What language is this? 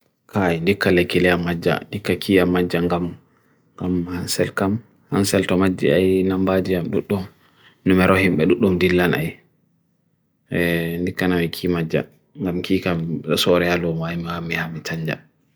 Bagirmi Fulfulde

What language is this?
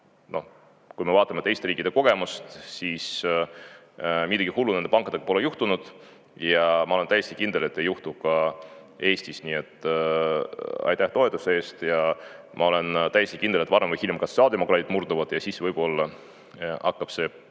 Estonian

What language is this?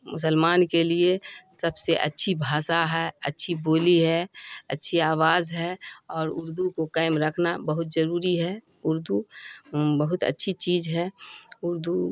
Urdu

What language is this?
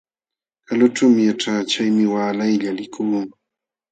Jauja Wanca Quechua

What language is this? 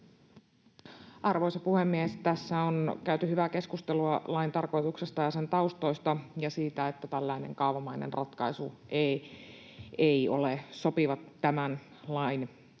Finnish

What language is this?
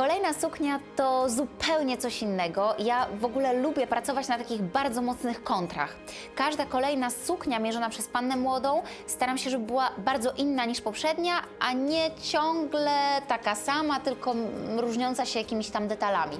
Polish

